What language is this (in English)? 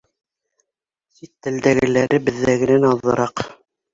Bashkir